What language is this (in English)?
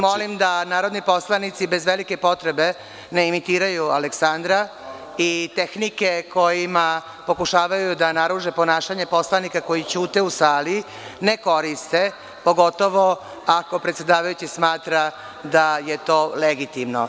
Serbian